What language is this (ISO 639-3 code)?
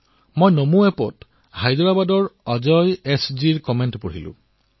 asm